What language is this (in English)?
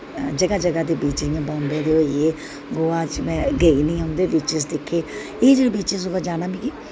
Dogri